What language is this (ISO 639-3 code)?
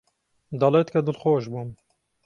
ckb